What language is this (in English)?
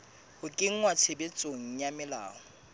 Southern Sotho